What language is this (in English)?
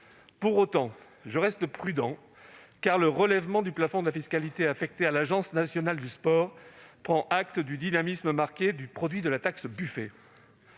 French